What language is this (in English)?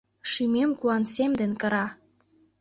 Mari